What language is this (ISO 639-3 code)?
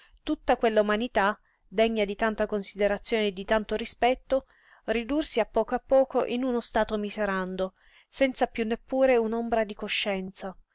ita